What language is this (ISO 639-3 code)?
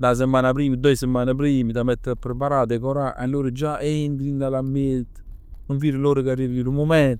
nap